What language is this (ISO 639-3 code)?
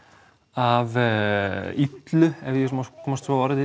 isl